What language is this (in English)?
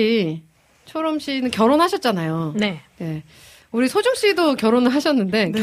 Korean